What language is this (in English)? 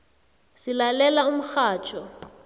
South Ndebele